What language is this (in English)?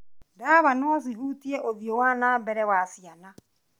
Kikuyu